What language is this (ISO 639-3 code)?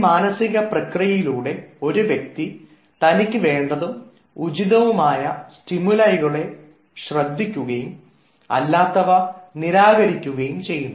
mal